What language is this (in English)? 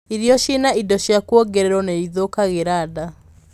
Kikuyu